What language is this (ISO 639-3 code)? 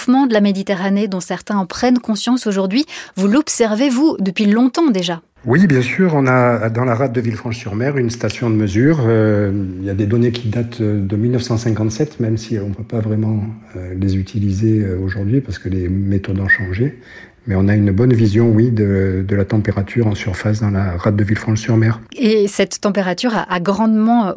fra